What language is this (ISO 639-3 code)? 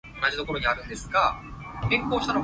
yue